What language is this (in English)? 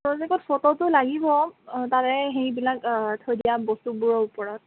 Assamese